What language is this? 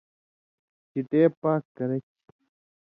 Indus Kohistani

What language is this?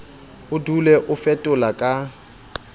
Southern Sotho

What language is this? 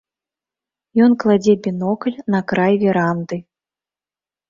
Belarusian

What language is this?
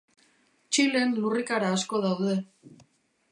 Basque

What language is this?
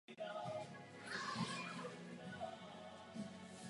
Czech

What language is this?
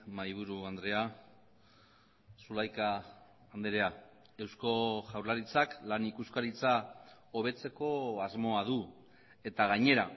Basque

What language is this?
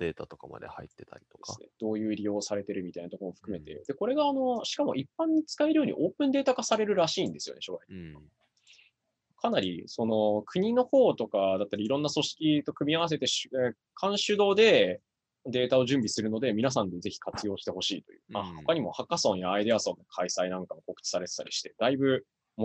Japanese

